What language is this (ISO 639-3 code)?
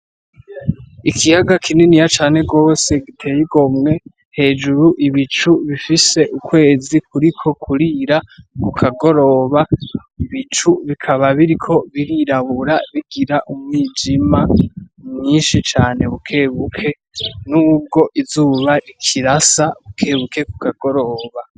run